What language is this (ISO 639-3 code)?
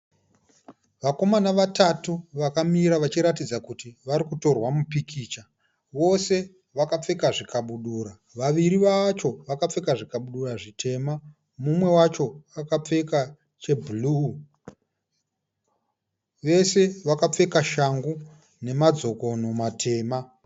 sna